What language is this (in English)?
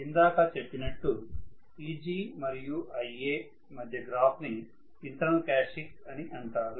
Telugu